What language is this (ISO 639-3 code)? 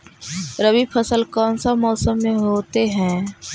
mag